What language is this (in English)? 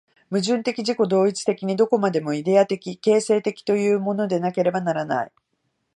Japanese